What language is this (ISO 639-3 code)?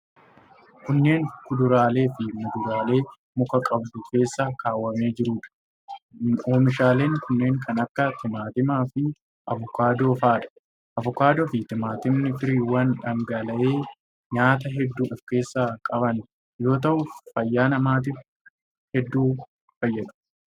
orm